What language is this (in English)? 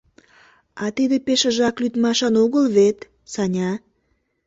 Mari